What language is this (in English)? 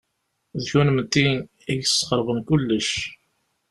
Kabyle